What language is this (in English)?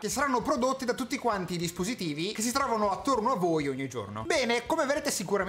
Italian